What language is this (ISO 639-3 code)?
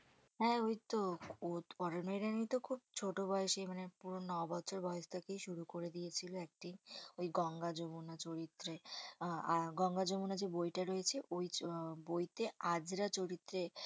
ben